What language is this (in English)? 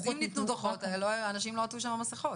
Hebrew